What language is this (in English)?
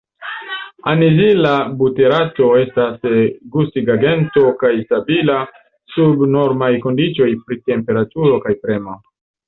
Esperanto